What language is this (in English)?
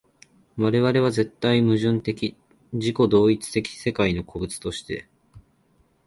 Japanese